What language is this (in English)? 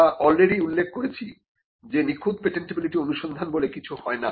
Bangla